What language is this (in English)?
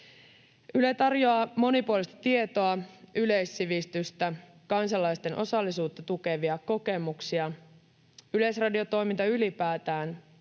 Finnish